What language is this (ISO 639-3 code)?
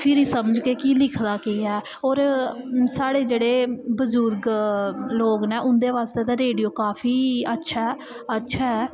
doi